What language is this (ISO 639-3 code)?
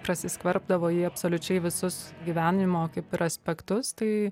lit